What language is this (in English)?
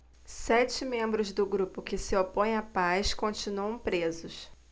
Portuguese